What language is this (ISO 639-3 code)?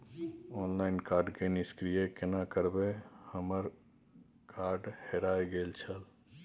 mai